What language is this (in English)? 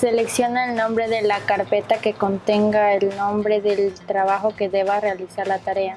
Spanish